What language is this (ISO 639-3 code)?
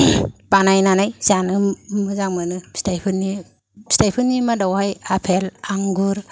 brx